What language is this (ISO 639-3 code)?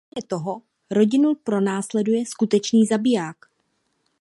ces